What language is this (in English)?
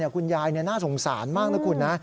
Thai